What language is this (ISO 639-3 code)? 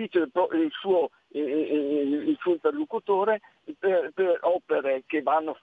ita